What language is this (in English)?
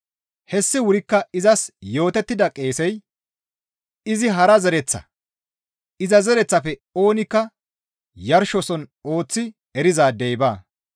Gamo